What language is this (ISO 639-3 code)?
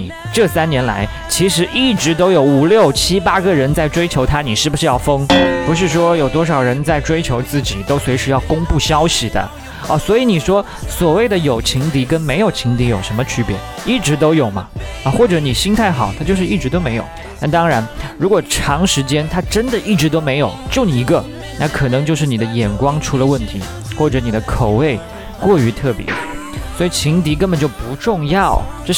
zho